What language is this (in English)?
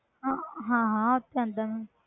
Punjabi